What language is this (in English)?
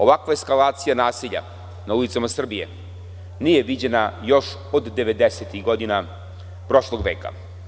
Serbian